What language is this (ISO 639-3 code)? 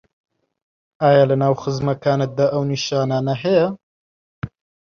ckb